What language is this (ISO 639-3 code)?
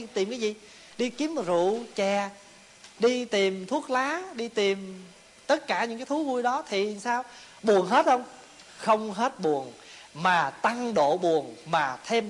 vie